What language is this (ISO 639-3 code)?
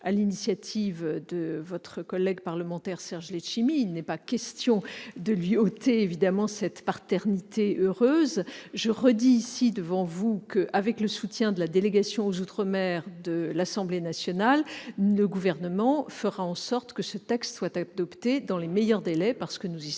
fra